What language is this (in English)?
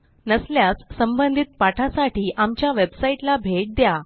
Marathi